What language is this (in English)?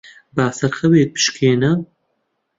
Central Kurdish